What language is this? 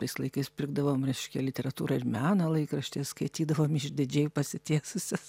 Lithuanian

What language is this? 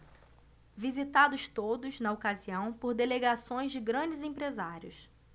Portuguese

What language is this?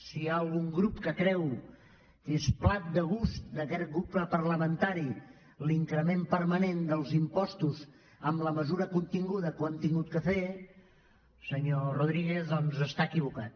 Catalan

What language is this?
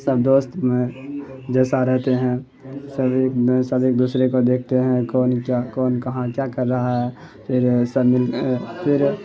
Urdu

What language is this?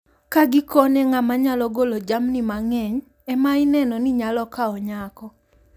Luo (Kenya and Tanzania)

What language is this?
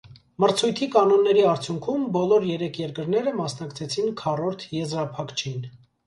Armenian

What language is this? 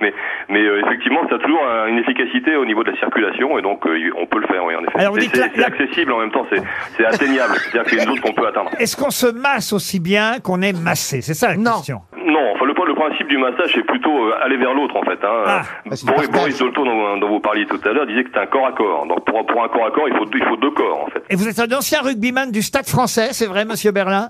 French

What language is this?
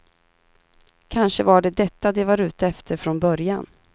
Swedish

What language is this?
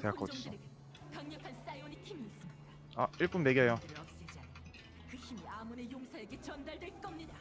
Korean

